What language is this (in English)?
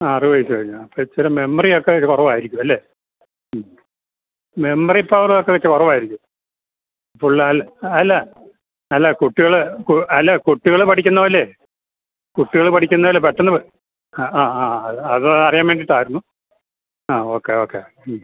Malayalam